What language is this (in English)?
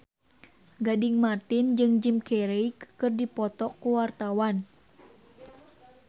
Sundanese